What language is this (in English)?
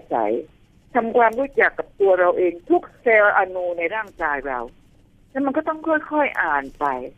Thai